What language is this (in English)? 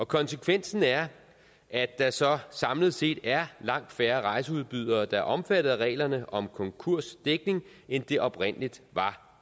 Danish